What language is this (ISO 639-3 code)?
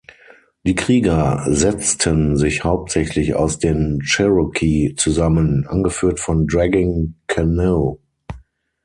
deu